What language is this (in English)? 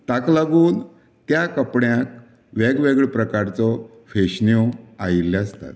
Konkani